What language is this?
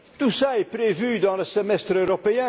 French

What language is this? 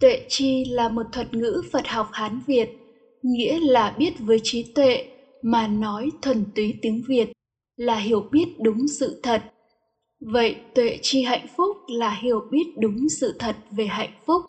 Vietnamese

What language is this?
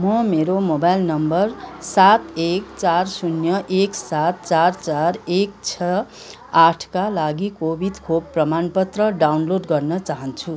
Nepali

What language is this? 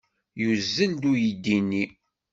Kabyle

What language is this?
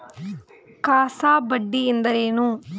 Kannada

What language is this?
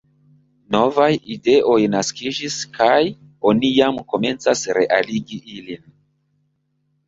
Esperanto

